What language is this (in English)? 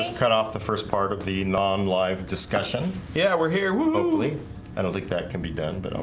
English